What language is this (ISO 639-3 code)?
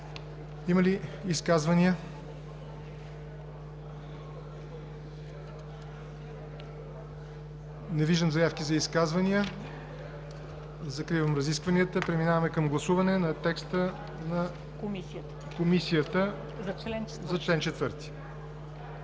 bul